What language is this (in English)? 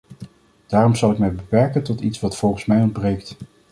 Dutch